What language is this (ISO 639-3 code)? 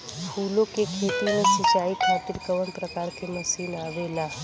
bho